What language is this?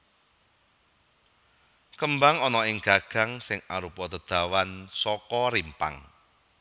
Javanese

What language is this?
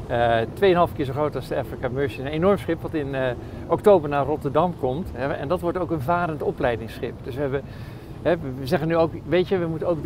Dutch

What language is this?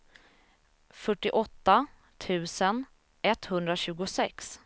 Swedish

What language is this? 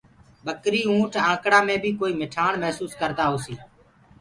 Gurgula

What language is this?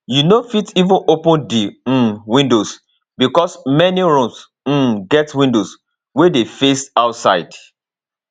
Nigerian Pidgin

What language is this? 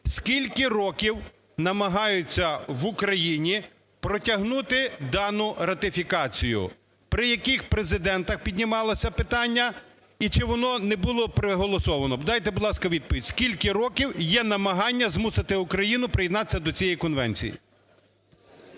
Ukrainian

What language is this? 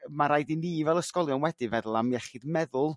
Welsh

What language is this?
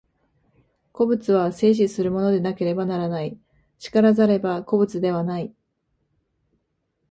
Japanese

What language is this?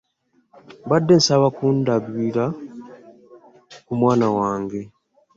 Ganda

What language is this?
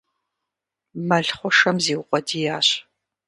Kabardian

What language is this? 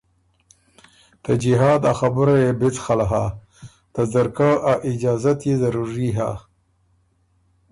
Ormuri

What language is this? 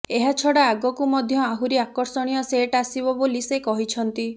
Odia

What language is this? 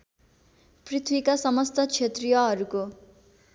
Nepali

